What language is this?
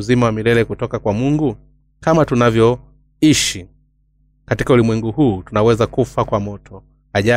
Swahili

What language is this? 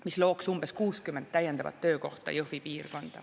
Estonian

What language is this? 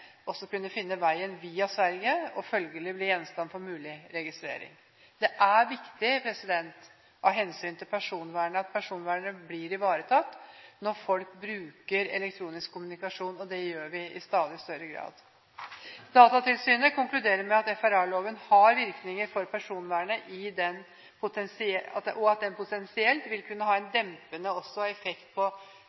Norwegian Bokmål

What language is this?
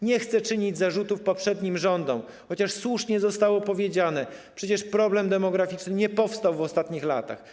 Polish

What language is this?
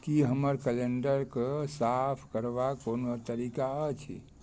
Maithili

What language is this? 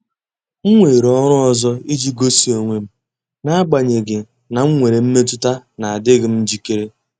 Igbo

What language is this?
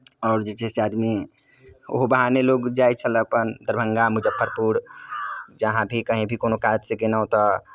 Maithili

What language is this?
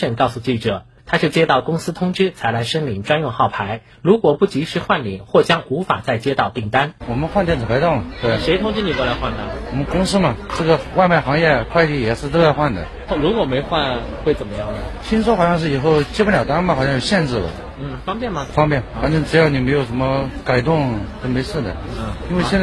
Chinese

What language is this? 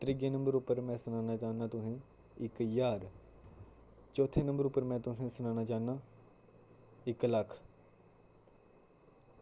Dogri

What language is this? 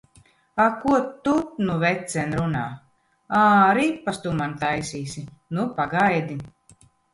Latvian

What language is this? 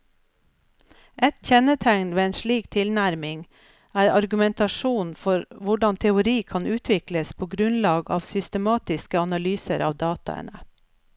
Norwegian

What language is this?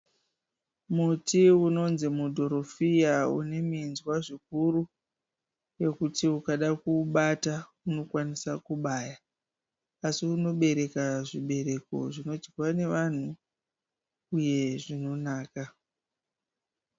Shona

